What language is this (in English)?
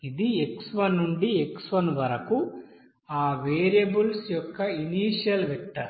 Telugu